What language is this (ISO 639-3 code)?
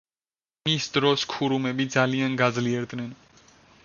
kat